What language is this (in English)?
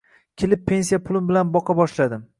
Uzbek